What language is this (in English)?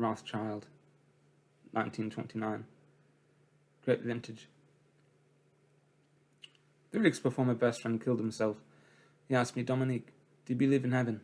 English